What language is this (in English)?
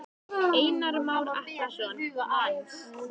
Icelandic